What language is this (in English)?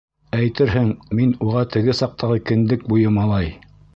Bashkir